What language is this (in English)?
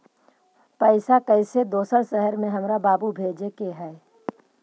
Magahi